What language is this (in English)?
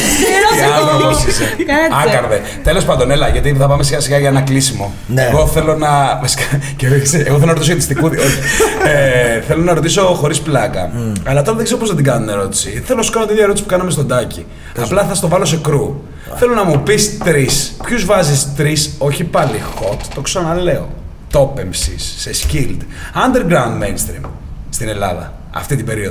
Greek